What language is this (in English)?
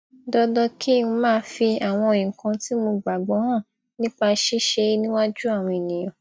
Yoruba